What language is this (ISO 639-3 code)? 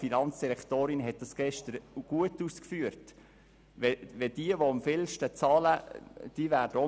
gsw